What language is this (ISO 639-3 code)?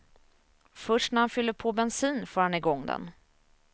swe